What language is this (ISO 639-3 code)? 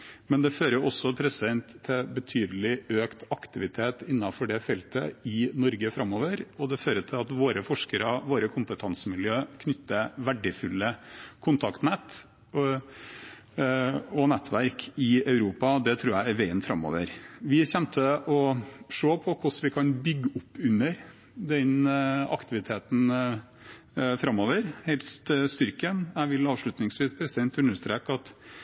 nob